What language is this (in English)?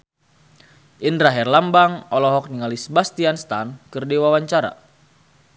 Sundanese